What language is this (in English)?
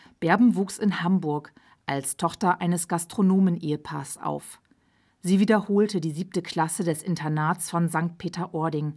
German